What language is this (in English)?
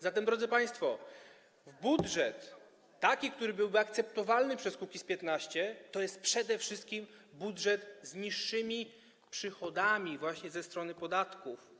Polish